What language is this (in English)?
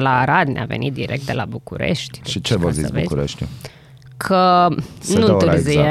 Romanian